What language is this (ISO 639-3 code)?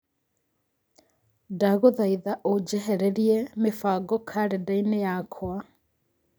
kik